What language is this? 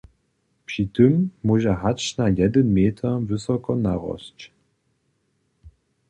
Upper Sorbian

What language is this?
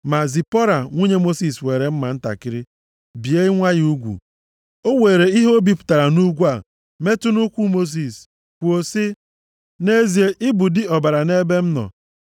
Igbo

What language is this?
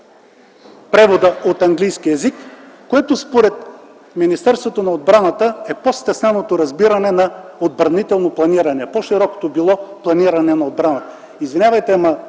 Bulgarian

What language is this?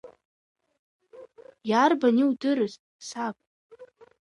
Abkhazian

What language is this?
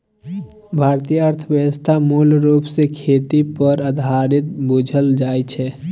Maithili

